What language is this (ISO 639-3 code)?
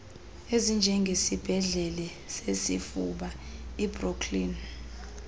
xho